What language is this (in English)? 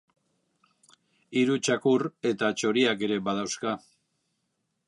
Basque